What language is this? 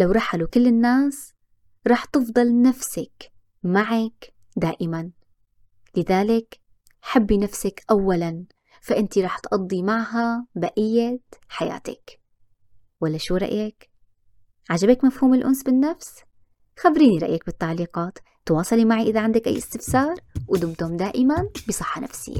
Arabic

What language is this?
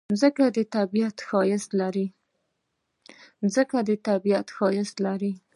Pashto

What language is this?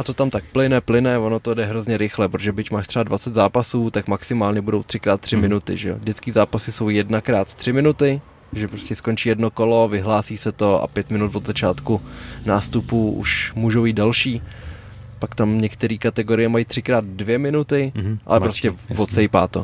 Czech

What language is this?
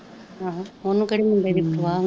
Punjabi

